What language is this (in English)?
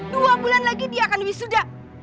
Indonesian